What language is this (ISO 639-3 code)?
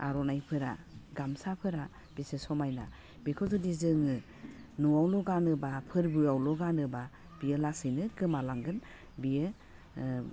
brx